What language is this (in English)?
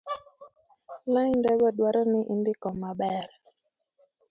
Luo (Kenya and Tanzania)